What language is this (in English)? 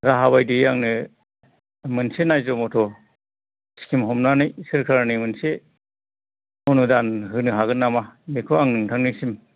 Bodo